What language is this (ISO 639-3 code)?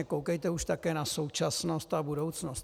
ces